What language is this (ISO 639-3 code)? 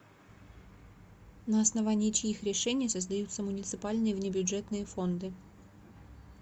rus